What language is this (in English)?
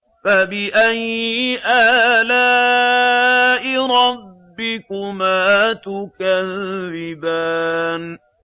Arabic